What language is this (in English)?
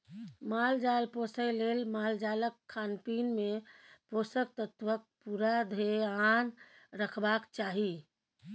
Maithili